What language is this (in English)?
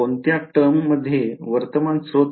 Marathi